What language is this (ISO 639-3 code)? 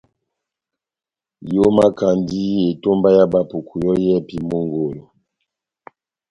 bnm